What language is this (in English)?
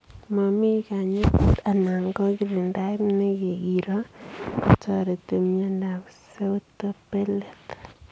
Kalenjin